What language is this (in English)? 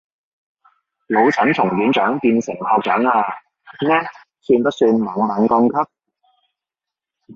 Cantonese